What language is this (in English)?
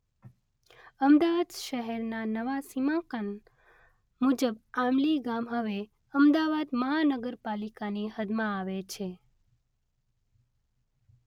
Gujarati